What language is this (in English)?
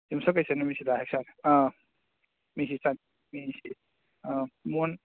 Manipuri